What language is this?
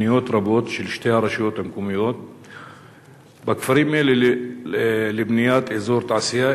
Hebrew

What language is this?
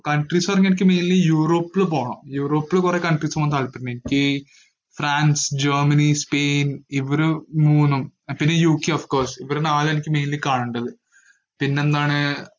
Malayalam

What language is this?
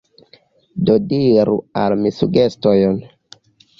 Esperanto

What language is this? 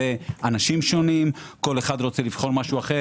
Hebrew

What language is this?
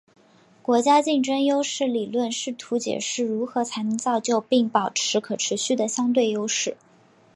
Chinese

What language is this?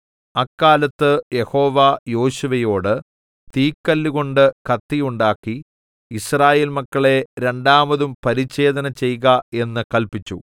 Malayalam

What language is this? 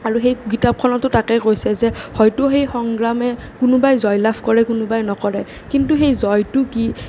Assamese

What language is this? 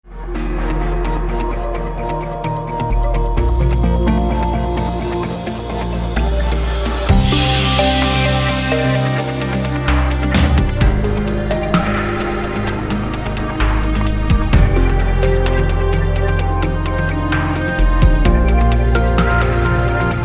Italian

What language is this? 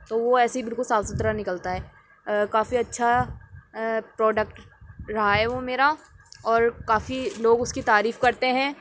Urdu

